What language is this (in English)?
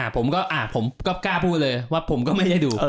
Thai